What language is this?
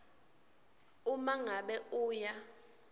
Swati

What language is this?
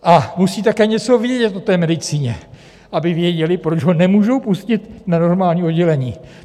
Czech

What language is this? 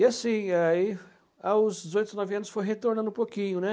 Portuguese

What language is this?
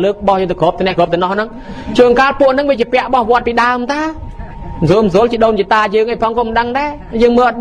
Thai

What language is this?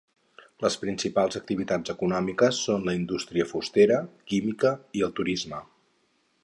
Catalan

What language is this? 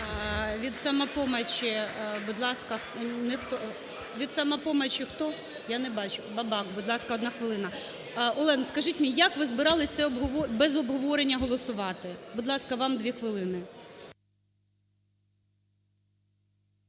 Ukrainian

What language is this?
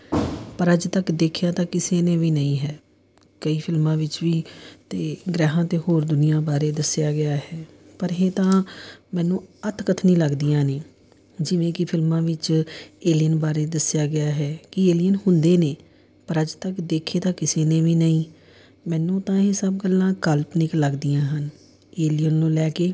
Punjabi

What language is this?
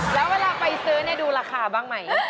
Thai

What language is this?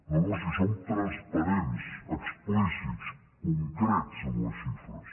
Catalan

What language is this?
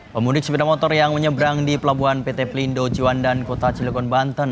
Indonesian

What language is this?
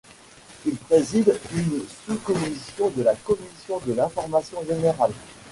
French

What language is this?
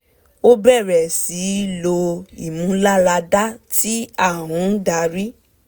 Yoruba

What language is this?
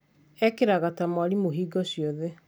Kikuyu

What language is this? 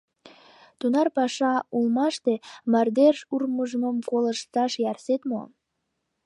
Mari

